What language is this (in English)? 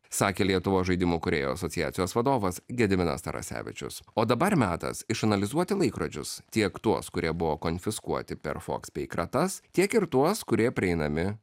Lithuanian